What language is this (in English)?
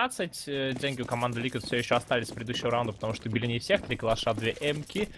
Russian